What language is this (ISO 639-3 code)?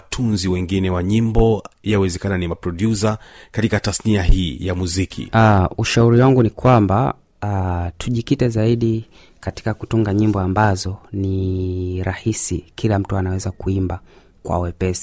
swa